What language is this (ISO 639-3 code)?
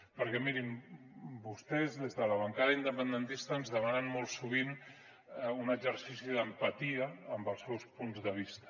cat